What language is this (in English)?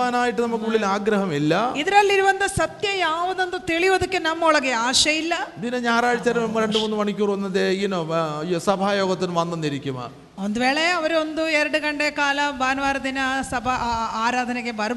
Malayalam